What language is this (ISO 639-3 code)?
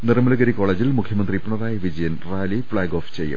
mal